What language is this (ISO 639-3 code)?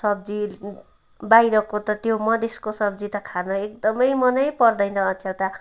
nep